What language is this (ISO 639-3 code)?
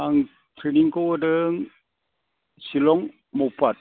brx